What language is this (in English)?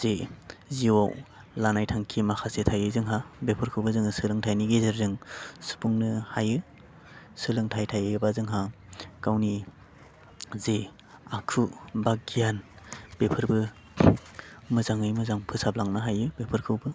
Bodo